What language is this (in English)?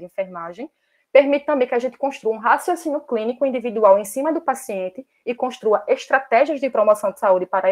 Portuguese